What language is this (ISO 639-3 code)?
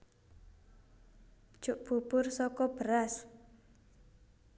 jav